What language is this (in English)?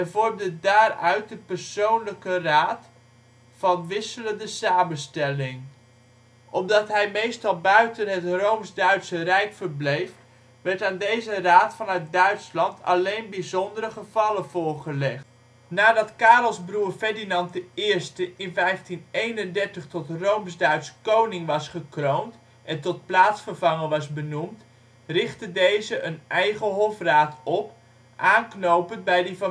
Dutch